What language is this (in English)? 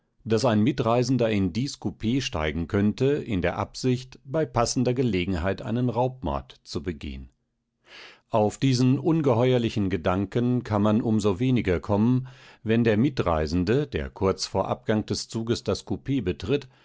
German